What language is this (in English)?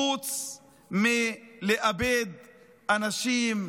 Hebrew